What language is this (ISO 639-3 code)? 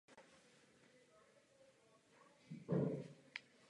ces